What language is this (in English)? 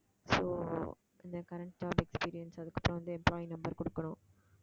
Tamil